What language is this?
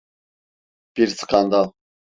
Turkish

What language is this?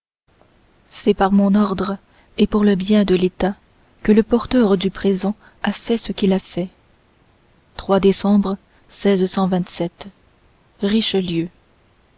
French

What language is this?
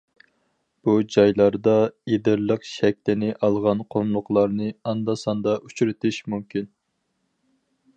Uyghur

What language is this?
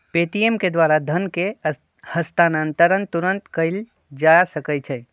Magahi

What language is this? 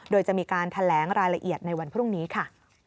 Thai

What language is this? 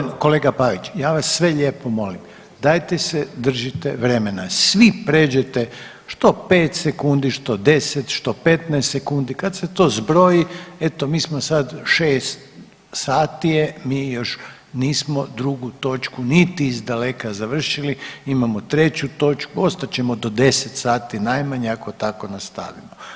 Croatian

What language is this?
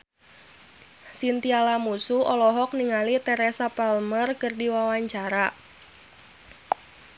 Sundanese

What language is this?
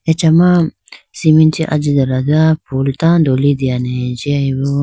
Idu-Mishmi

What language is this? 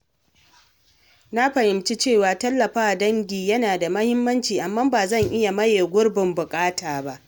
Hausa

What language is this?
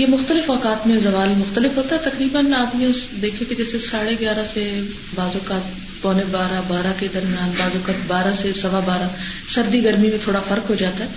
Urdu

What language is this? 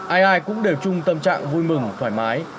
Vietnamese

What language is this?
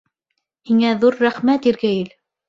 Bashkir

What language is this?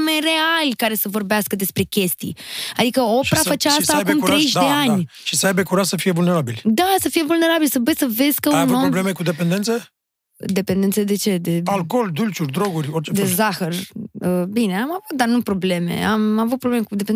Romanian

